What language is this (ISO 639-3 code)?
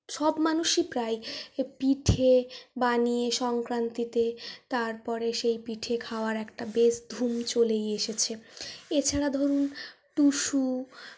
ben